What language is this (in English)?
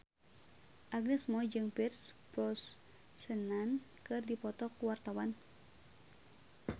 Sundanese